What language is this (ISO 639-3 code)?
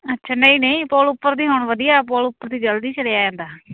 pan